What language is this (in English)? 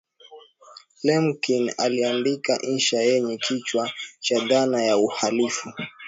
Swahili